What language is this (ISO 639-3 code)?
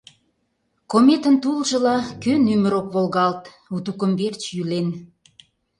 chm